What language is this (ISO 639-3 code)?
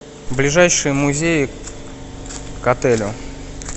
rus